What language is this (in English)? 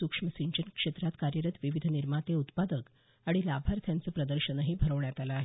Marathi